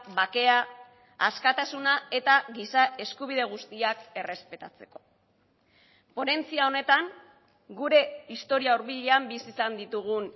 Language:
Basque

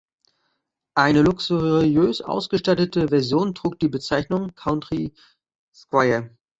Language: German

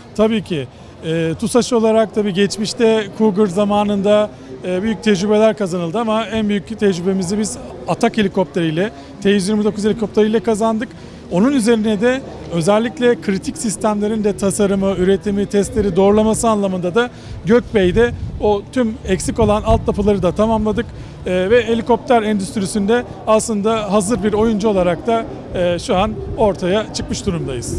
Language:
Turkish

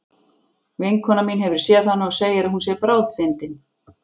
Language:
Icelandic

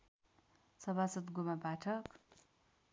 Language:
Nepali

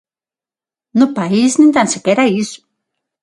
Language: Galician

